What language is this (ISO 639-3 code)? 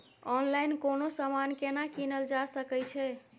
mai